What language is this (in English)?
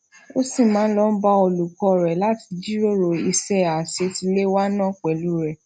Yoruba